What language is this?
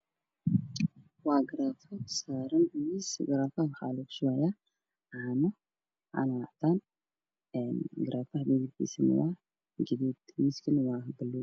Somali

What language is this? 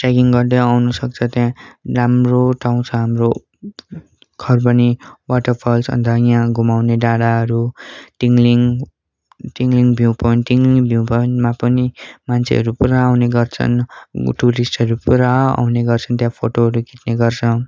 Nepali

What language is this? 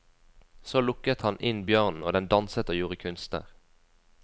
Norwegian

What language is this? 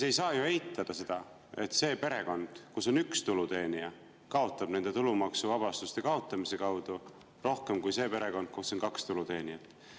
Estonian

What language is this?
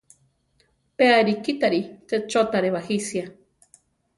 Central Tarahumara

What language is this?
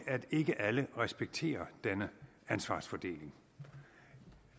Danish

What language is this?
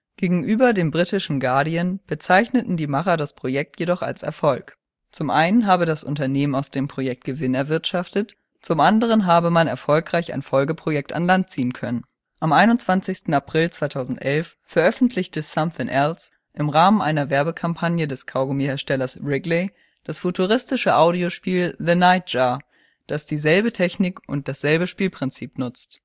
German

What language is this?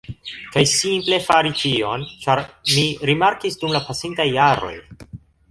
Esperanto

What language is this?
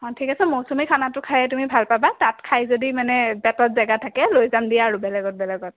Assamese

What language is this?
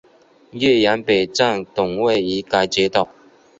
Chinese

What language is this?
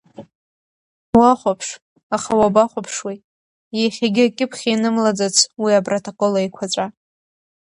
Abkhazian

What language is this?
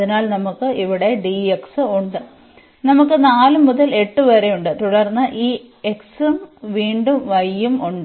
Malayalam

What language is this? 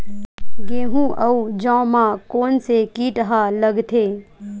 Chhattisgarhi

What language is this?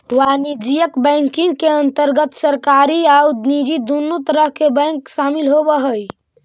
Magahi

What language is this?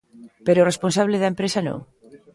Galician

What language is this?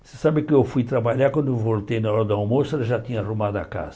Portuguese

